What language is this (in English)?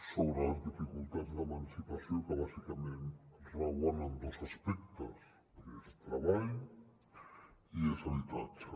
Catalan